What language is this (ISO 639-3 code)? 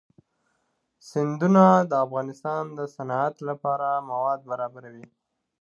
pus